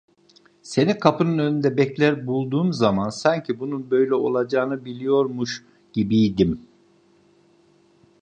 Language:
Turkish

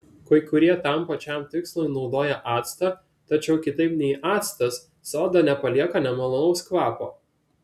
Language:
Lithuanian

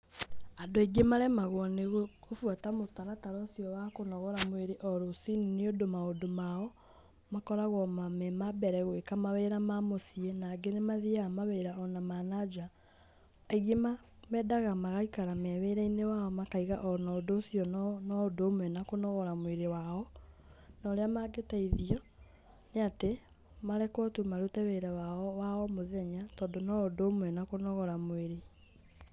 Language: Kikuyu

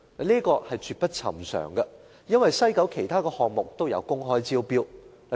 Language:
Cantonese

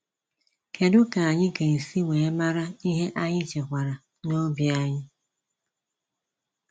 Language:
Igbo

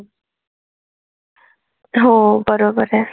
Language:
Marathi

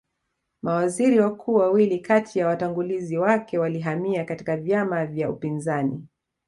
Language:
Swahili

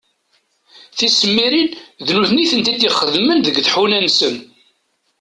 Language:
Kabyle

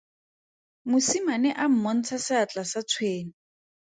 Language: Tswana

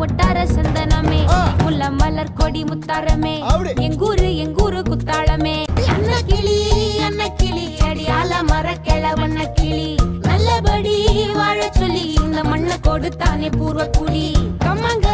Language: Romanian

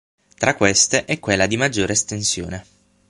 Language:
Italian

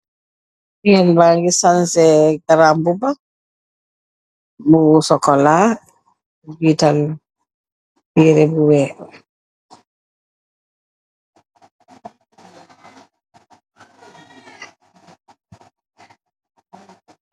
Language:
Wolof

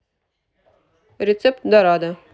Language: Russian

